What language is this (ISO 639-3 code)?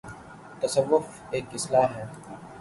urd